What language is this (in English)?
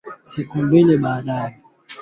Swahili